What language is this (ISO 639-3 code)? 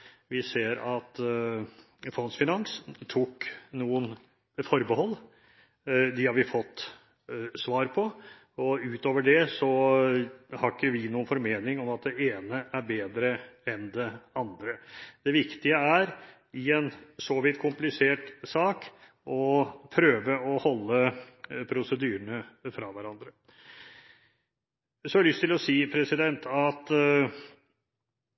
nob